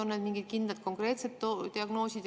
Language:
Estonian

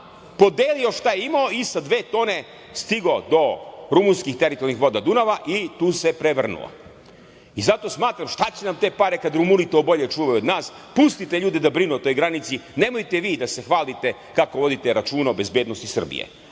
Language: Serbian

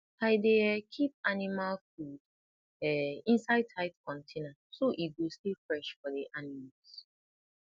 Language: Nigerian Pidgin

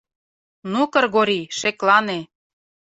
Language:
Mari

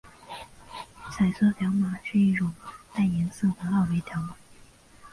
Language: Chinese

